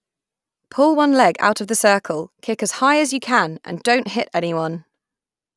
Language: English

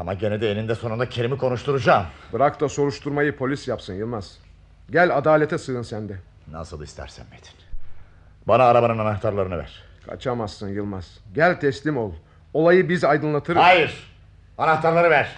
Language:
Turkish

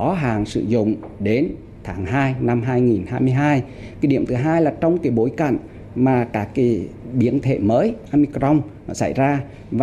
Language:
Vietnamese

